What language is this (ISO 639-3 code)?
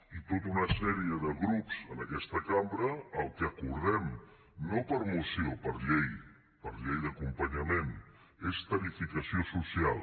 cat